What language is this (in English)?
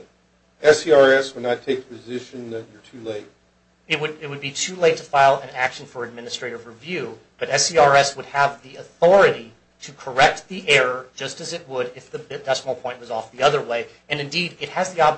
English